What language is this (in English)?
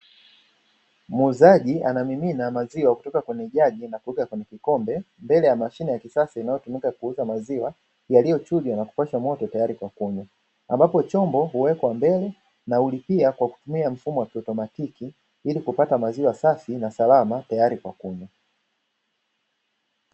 Swahili